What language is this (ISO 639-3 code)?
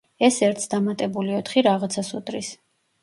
kat